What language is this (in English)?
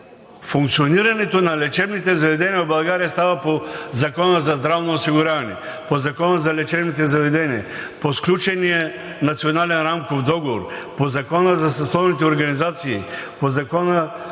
Bulgarian